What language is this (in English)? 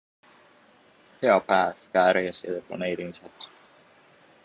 Estonian